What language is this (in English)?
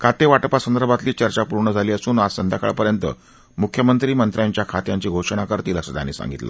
Marathi